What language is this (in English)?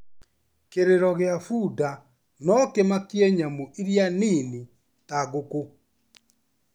Kikuyu